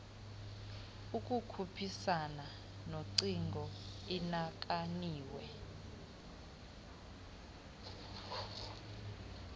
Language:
Xhosa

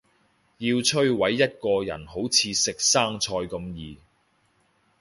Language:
Cantonese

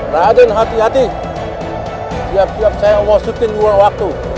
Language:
Indonesian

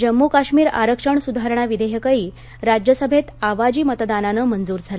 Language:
Marathi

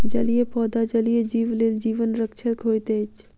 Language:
Maithili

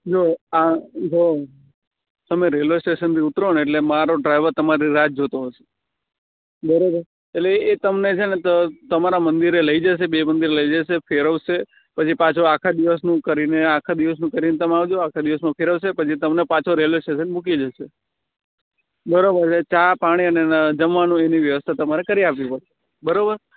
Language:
Gujarati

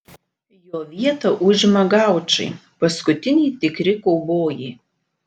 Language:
Lithuanian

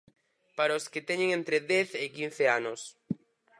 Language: Galician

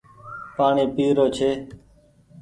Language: Goaria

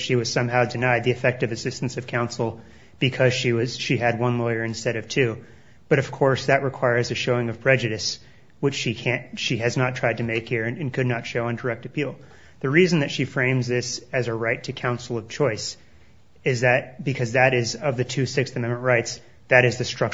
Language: English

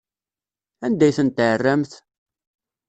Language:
Kabyle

